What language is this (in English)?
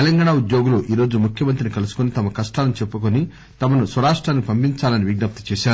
Telugu